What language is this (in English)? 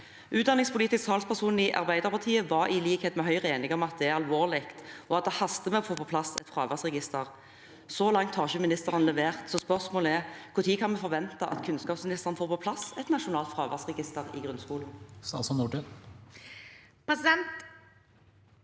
Norwegian